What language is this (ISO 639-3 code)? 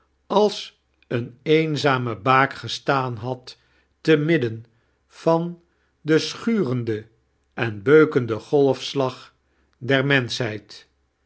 nld